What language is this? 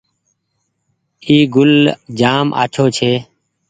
Goaria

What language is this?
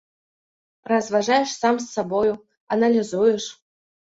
Belarusian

